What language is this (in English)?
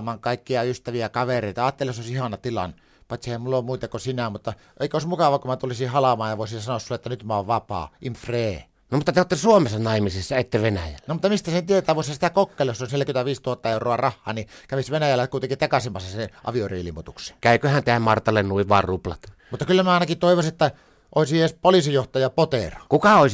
Finnish